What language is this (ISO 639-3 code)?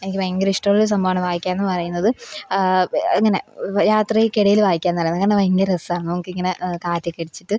mal